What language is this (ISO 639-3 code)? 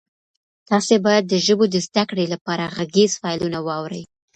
pus